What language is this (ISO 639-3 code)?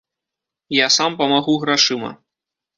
bel